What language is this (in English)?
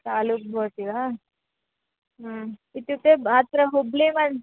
Sanskrit